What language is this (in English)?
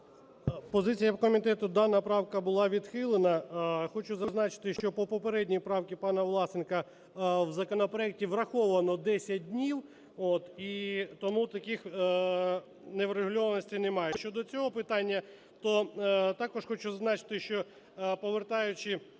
Ukrainian